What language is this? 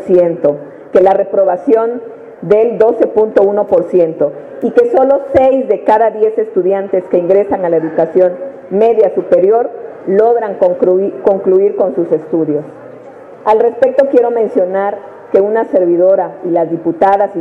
Spanish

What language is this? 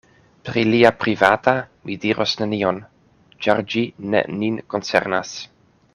Esperanto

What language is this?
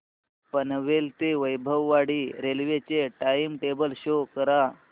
Marathi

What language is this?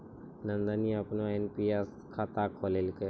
Maithili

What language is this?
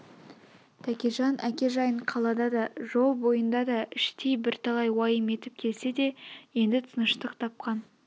Kazakh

